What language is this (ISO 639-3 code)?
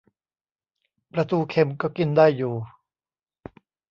tha